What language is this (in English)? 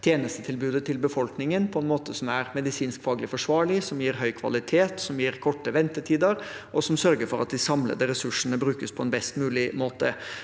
Norwegian